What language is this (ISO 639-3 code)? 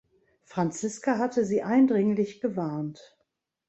deu